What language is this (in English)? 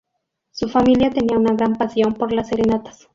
Spanish